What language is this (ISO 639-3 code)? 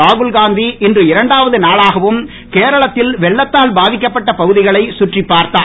tam